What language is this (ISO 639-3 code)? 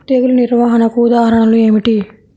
tel